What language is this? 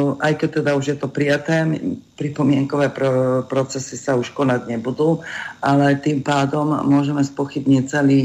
Slovak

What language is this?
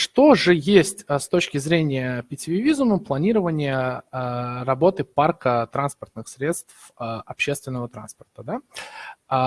Russian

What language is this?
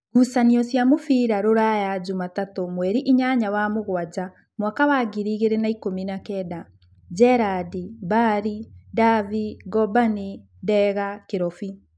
Kikuyu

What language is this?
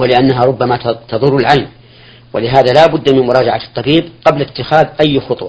Arabic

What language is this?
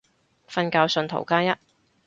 Cantonese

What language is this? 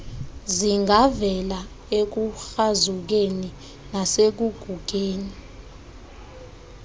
Xhosa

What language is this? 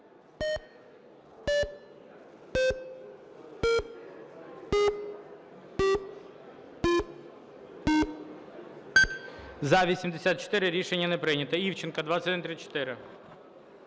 Ukrainian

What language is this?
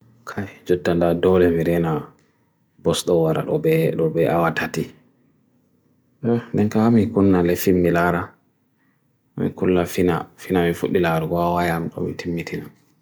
Bagirmi Fulfulde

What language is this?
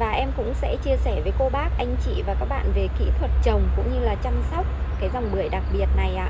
Vietnamese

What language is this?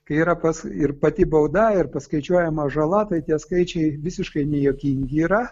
Lithuanian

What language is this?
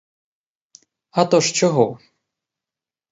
Ukrainian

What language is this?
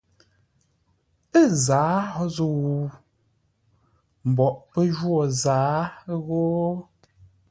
Ngombale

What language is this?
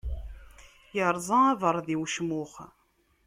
Kabyle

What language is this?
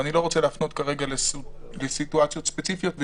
Hebrew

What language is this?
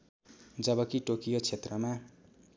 Nepali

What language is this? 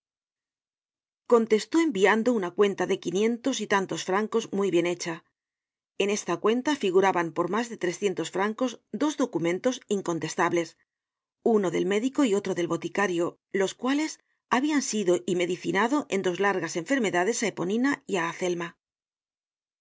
Spanish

